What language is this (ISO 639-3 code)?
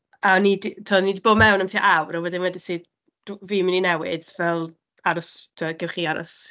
cym